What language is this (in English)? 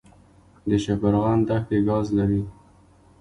Pashto